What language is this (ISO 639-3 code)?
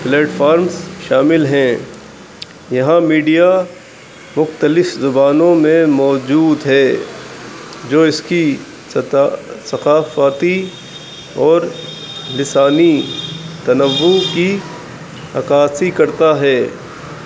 urd